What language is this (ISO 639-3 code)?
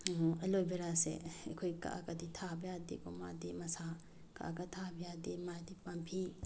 mni